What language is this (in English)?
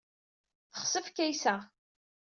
Kabyle